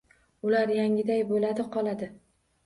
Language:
Uzbek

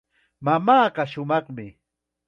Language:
Chiquián Ancash Quechua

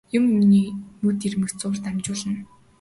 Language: Mongolian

